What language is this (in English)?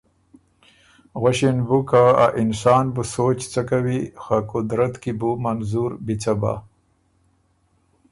Ormuri